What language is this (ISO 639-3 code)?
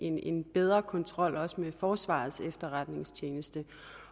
dan